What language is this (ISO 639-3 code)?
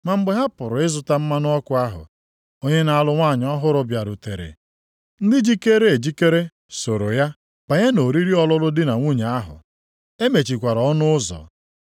ibo